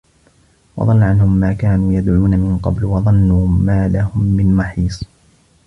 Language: Arabic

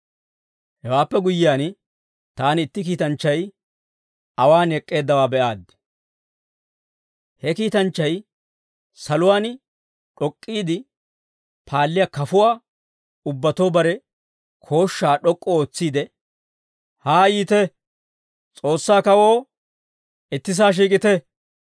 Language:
Dawro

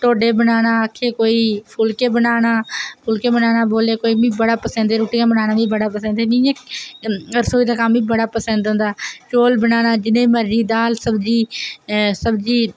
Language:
Dogri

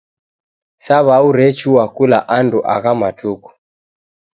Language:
Taita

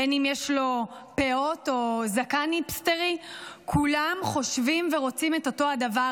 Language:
Hebrew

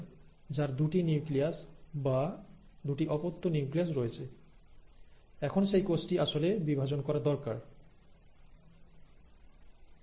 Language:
Bangla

